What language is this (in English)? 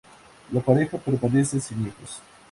Spanish